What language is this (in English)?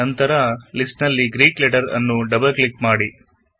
Kannada